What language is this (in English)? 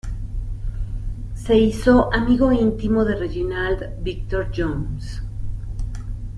Spanish